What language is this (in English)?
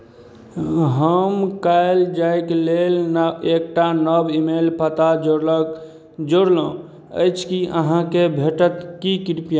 Maithili